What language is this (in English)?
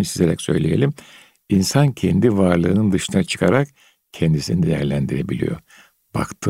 Turkish